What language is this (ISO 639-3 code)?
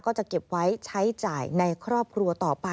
tha